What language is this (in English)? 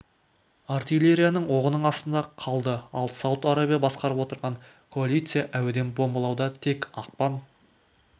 Kazakh